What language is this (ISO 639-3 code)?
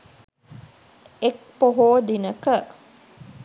sin